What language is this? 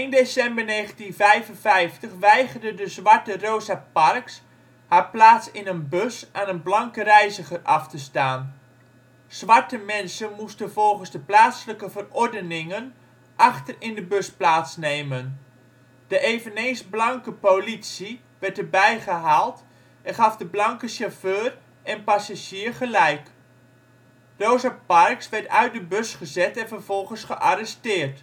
Dutch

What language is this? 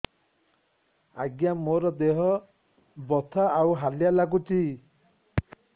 Odia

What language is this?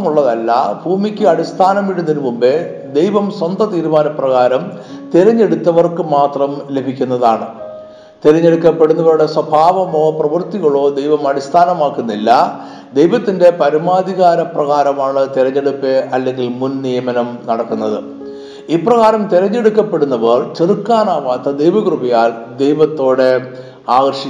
Malayalam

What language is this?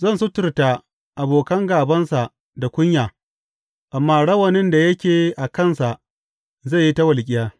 Hausa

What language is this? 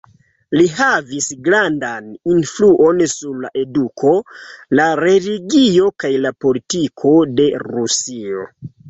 Esperanto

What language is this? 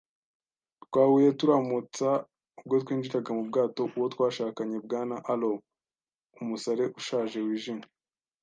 Kinyarwanda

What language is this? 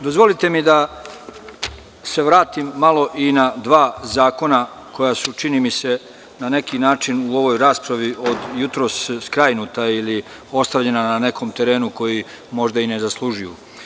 Serbian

